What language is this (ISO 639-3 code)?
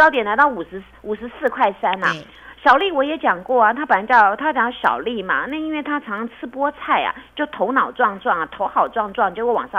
zho